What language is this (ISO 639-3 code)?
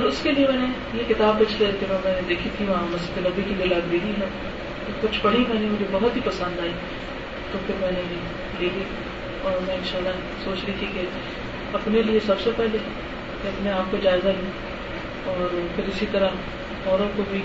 urd